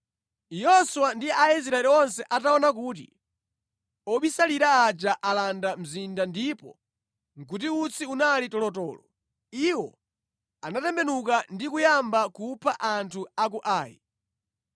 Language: Nyanja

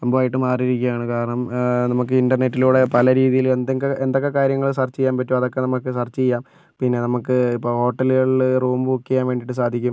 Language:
Malayalam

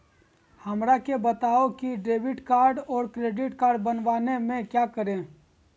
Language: Magahi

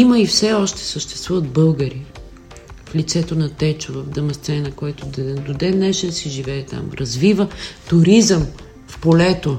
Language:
Bulgarian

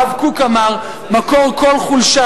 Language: Hebrew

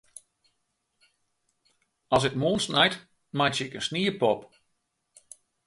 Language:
Western Frisian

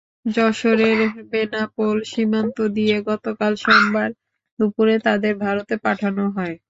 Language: Bangla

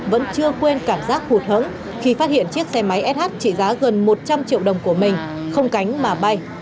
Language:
Vietnamese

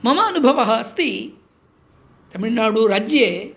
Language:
Sanskrit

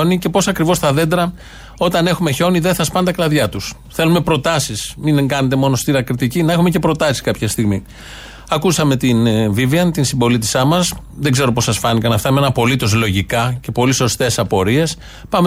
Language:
Greek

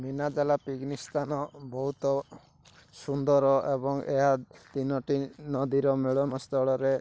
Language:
Odia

